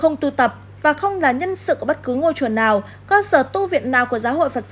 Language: Vietnamese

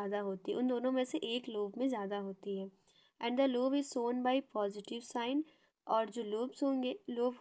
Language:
Hindi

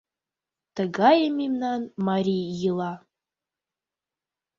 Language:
Mari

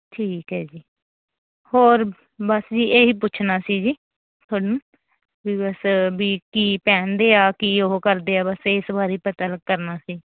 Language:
Punjabi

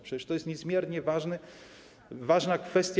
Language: Polish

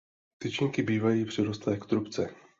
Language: Czech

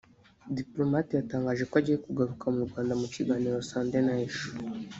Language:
Kinyarwanda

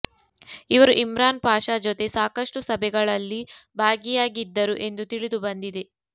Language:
Kannada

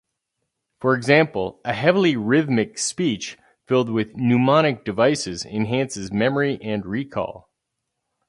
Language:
English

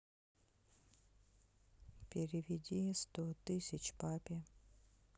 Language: Russian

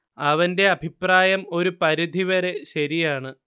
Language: Malayalam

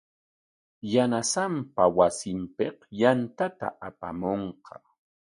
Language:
Corongo Ancash Quechua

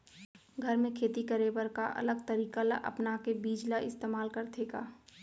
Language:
Chhattisgarhi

